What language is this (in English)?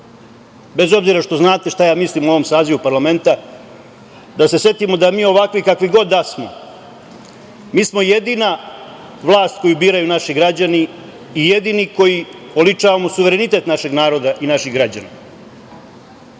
Serbian